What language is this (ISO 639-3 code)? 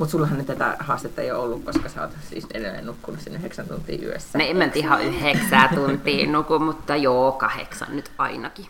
fin